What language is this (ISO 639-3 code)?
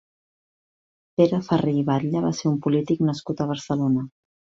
cat